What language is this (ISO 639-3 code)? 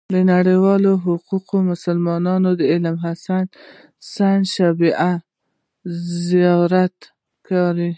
pus